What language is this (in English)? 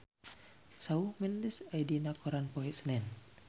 Sundanese